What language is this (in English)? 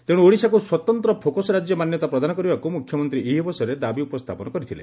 Odia